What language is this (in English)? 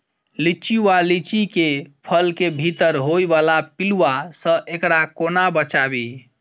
Maithili